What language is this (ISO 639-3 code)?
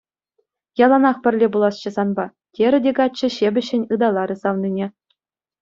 chv